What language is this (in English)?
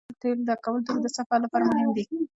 Pashto